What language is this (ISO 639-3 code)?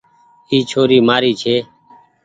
gig